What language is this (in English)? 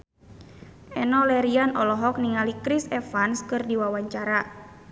Sundanese